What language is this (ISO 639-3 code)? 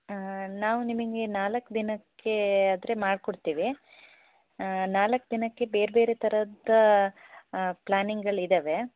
kan